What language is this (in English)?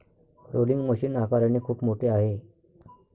Marathi